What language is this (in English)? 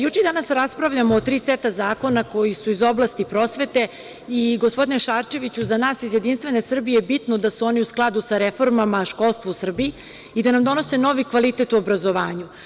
Serbian